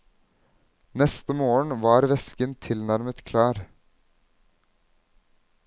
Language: Norwegian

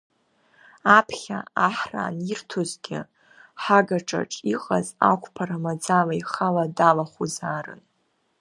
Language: Abkhazian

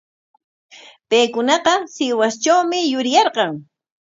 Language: Corongo Ancash Quechua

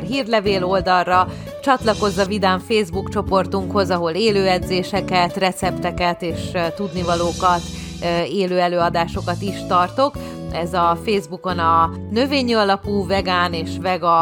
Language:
Hungarian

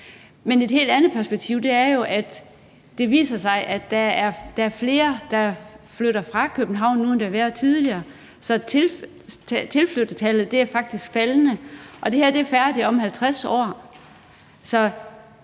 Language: Danish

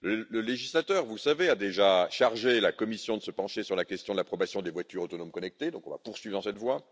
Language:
French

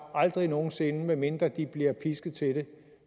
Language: Danish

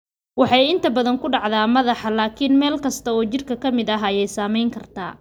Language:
Somali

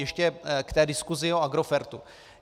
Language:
Czech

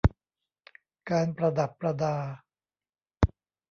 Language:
Thai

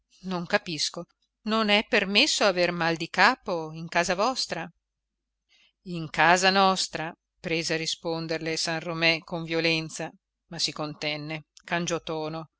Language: Italian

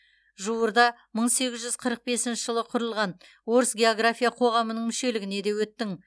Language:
Kazakh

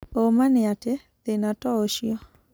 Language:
Kikuyu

